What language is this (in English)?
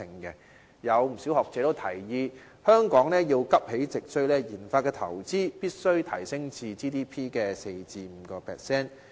Cantonese